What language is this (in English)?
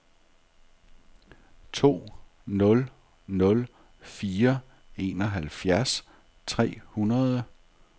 Danish